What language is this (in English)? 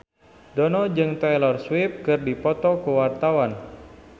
Sundanese